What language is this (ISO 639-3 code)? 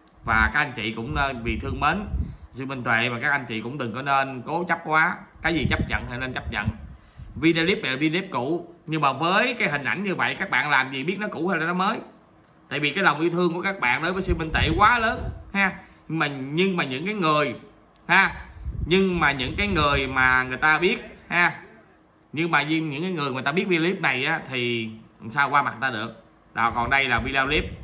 vie